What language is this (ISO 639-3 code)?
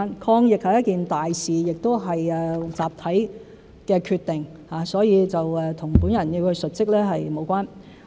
yue